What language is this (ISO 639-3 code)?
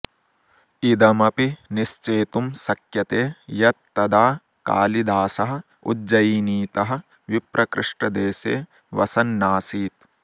san